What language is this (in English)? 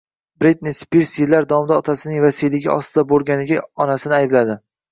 Uzbek